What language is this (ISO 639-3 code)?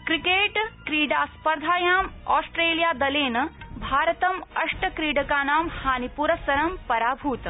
san